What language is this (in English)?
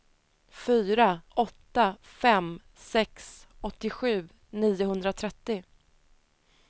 Swedish